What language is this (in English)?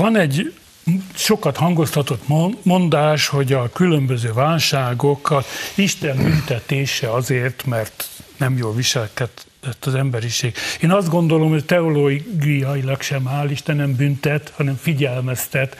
Hungarian